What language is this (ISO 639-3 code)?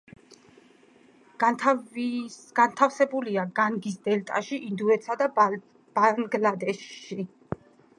kat